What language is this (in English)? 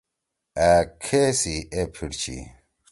Torwali